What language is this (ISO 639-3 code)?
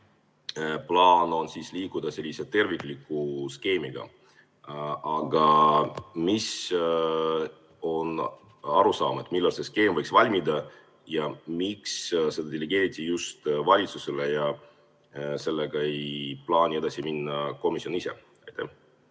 est